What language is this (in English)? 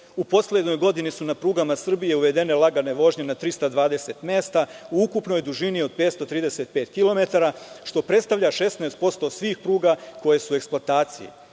Serbian